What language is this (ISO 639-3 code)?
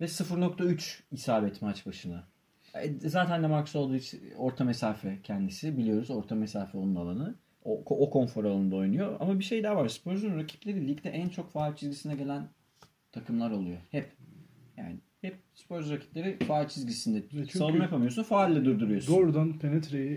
tur